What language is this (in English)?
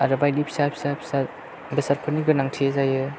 Bodo